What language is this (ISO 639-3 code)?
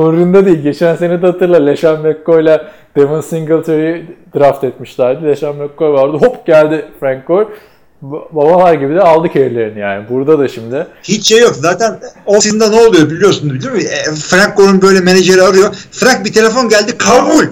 tur